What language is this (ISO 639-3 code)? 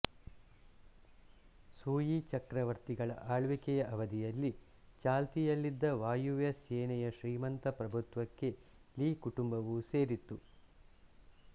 kan